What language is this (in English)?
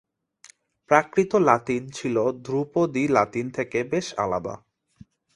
Bangla